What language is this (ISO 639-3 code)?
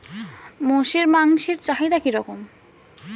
ben